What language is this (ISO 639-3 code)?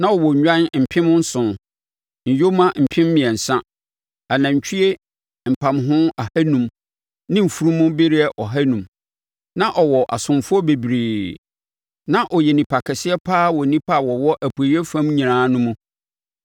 aka